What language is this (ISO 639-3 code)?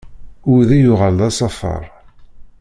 kab